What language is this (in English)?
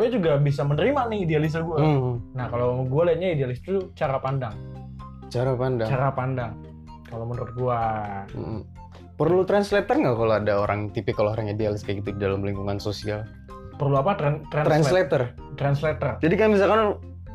Indonesian